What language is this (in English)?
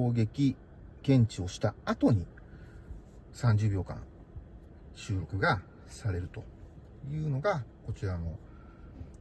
Japanese